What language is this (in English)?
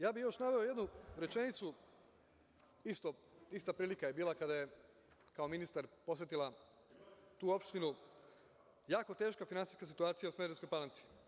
Serbian